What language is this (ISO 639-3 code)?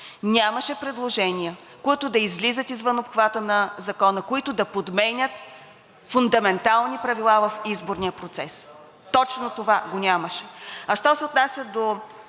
bul